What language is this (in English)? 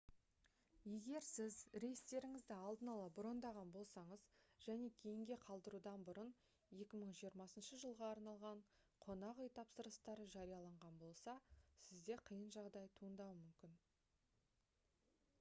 Kazakh